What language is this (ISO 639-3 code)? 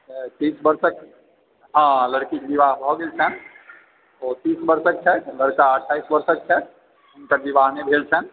mai